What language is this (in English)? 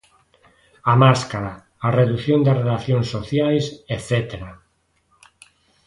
Galician